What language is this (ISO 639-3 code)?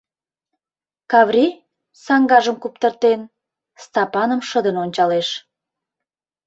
chm